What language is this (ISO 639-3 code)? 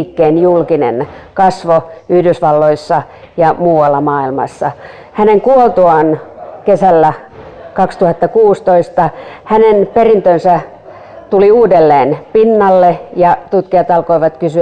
fin